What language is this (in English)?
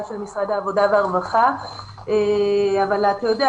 Hebrew